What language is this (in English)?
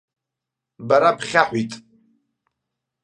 Abkhazian